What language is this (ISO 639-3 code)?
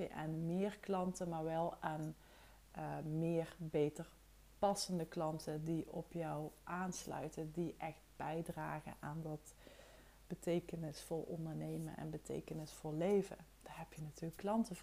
nld